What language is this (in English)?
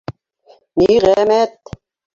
Bashkir